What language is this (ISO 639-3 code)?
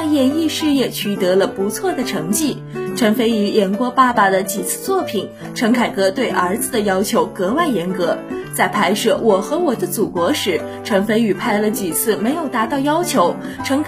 zho